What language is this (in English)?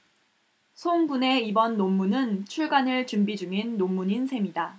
Korean